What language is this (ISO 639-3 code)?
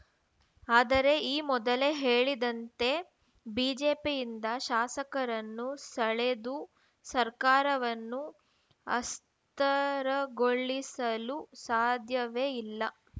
kan